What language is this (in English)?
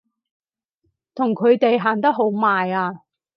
Cantonese